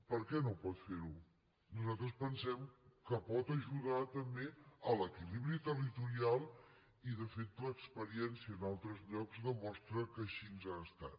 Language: Catalan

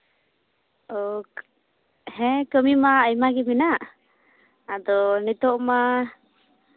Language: Santali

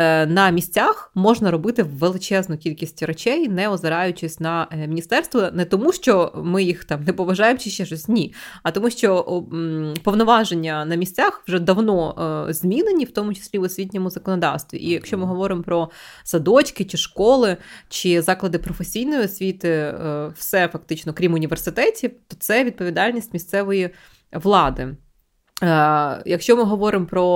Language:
Ukrainian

